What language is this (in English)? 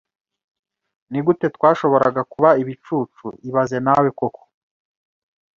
Kinyarwanda